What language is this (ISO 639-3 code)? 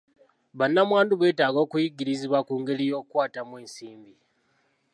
lug